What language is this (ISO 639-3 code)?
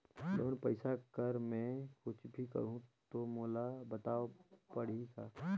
hne